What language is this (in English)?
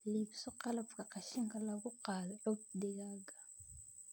Somali